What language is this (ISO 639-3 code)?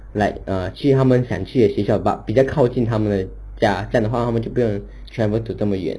eng